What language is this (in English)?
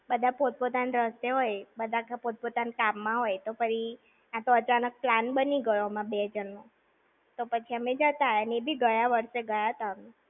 Gujarati